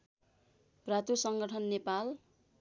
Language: Nepali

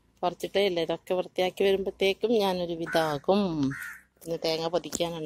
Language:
Thai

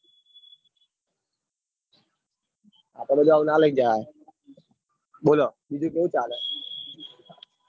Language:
Gujarati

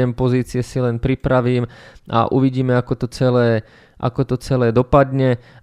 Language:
Slovak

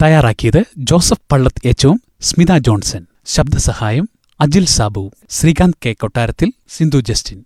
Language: Malayalam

